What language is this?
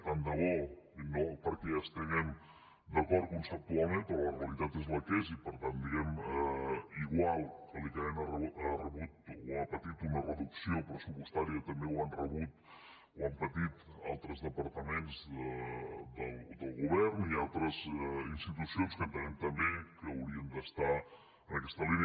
Catalan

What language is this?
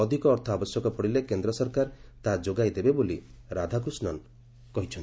Odia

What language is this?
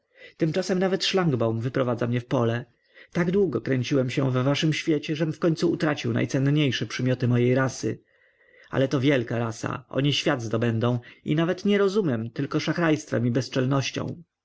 Polish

